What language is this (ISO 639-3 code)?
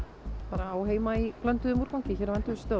isl